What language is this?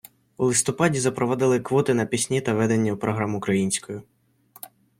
Ukrainian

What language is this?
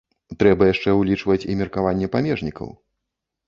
Belarusian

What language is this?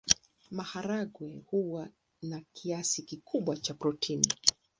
Swahili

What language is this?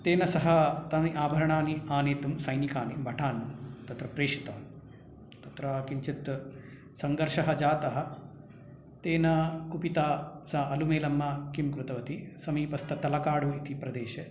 Sanskrit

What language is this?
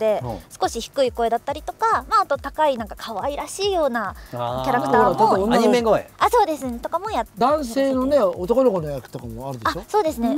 Japanese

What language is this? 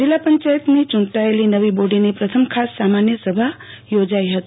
Gujarati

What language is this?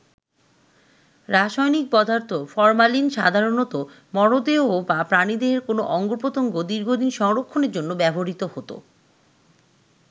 Bangla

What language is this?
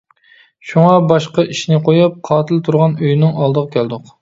Uyghur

